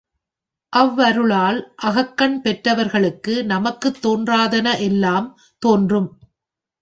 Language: Tamil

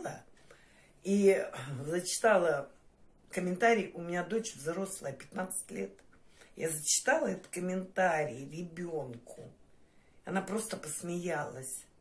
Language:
Russian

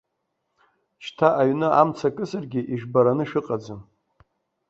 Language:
Abkhazian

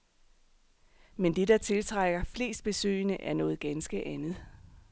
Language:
Danish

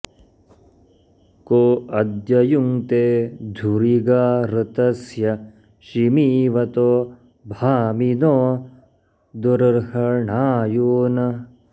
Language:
Sanskrit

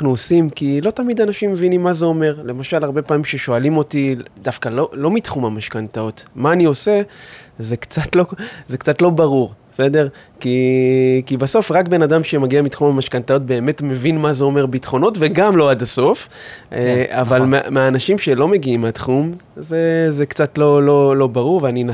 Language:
Hebrew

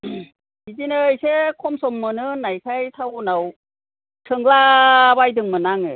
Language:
Bodo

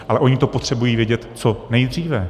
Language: Czech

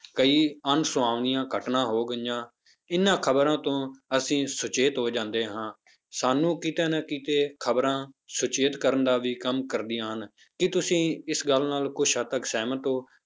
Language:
Punjabi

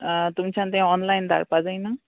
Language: Konkani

